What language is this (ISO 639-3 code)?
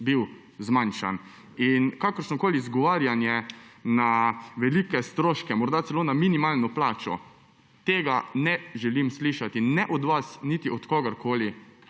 slv